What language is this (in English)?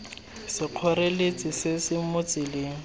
Tswana